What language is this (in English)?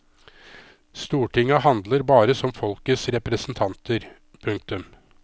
Norwegian